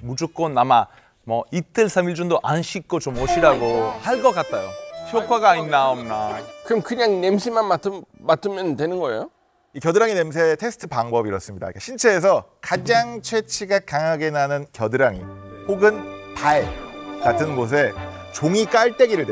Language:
Korean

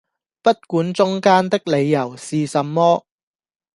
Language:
Cantonese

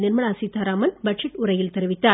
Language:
Tamil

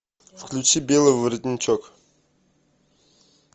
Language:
Russian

